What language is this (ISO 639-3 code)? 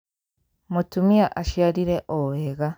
kik